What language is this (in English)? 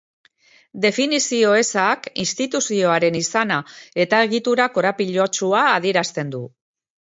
Basque